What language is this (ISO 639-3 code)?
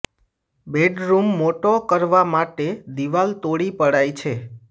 guj